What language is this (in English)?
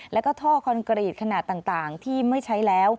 Thai